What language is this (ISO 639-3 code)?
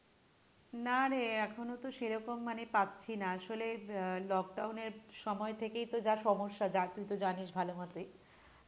ben